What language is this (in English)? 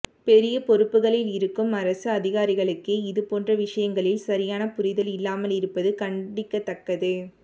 Tamil